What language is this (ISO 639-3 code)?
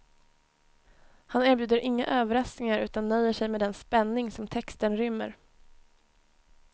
swe